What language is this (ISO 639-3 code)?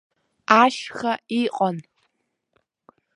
abk